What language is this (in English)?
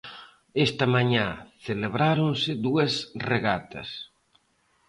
Galician